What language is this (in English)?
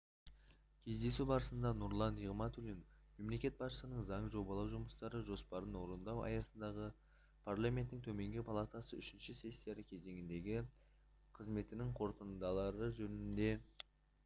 Kazakh